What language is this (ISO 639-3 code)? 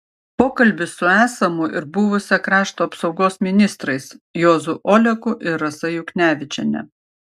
lit